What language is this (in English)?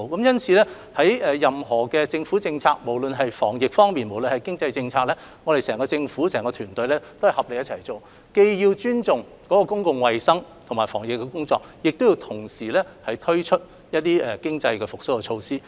Cantonese